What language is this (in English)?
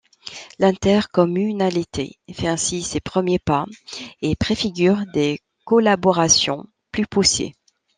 French